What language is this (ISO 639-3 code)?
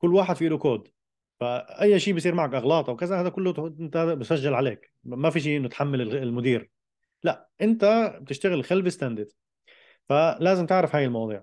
ara